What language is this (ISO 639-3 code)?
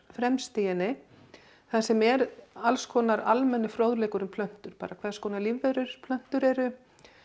isl